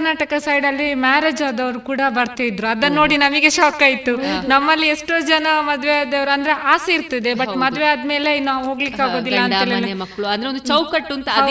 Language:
Kannada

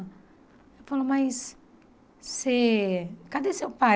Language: Portuguese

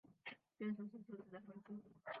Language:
Chinese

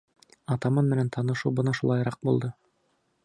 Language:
Bashkir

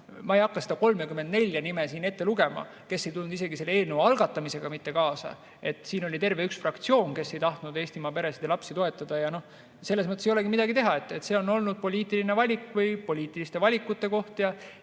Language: Estonian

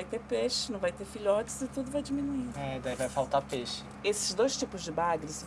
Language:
Portuguese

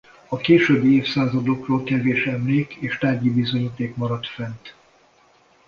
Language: Hungarian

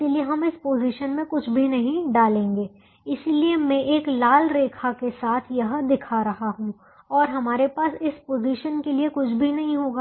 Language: Hindi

